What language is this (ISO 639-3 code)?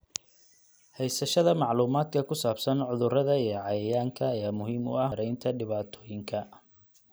som